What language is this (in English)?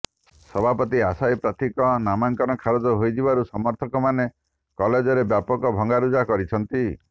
Odia